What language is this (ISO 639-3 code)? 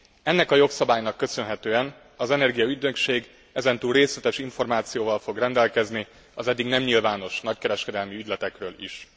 hun